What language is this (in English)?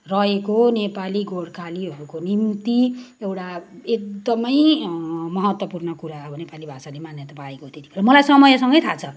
Nepali